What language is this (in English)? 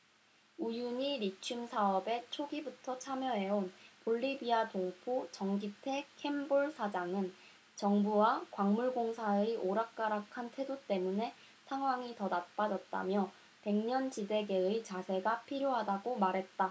Korean